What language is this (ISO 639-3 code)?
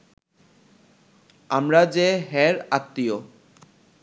ben